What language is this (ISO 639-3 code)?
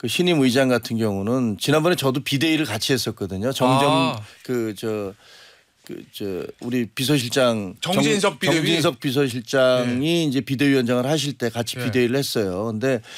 kor